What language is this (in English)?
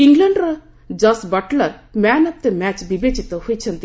Odia